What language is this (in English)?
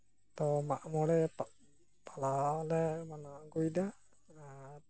Santali